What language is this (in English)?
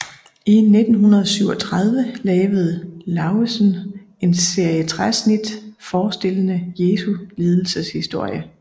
Danish